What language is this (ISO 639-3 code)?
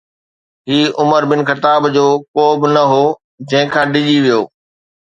snd